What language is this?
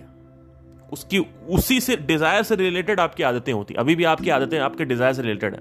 Hindi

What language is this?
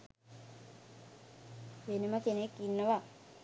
Sinhala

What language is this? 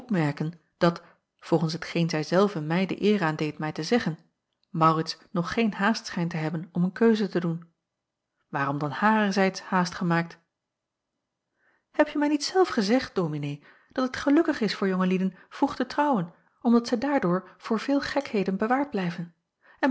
Dutch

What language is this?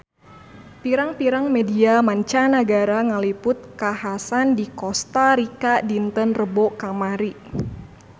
Sundanese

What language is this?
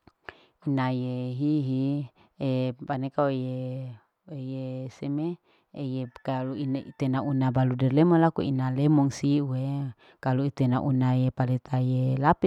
Larike-Wakasihu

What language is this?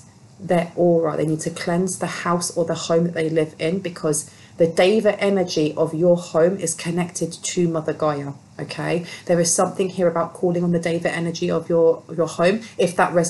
English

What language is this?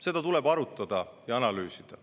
Estonian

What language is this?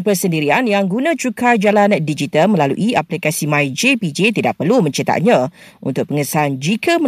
Malay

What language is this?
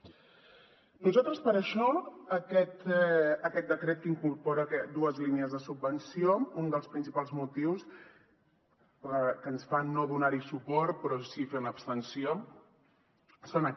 Catalan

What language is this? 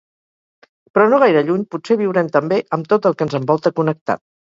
Catalan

